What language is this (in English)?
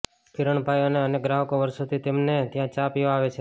Gujarati